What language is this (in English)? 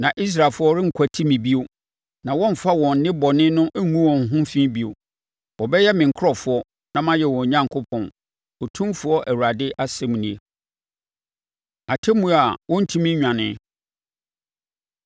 Akan